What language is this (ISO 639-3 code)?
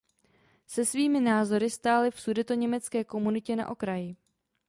ces